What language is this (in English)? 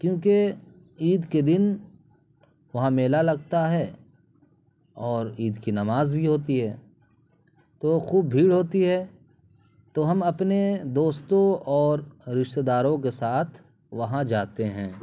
Urdu